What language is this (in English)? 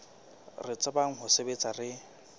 Southern Sotho